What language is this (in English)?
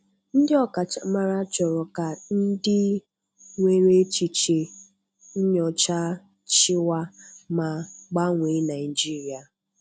Igbo